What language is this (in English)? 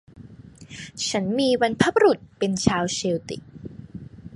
Thai